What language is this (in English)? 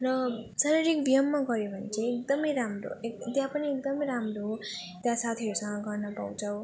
Nepali